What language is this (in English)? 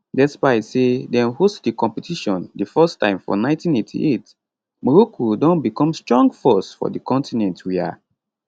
Nigerian Pidgin